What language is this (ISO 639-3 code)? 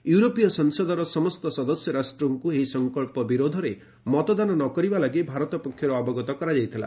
ori